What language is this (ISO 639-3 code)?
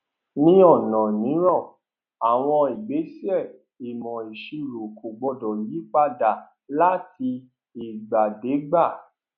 yor